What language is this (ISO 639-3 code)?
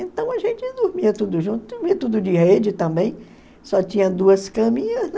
por